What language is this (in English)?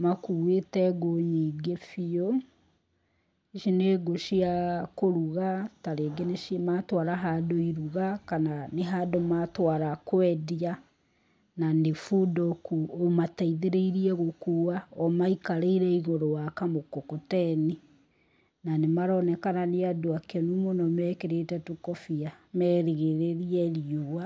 Kikuyu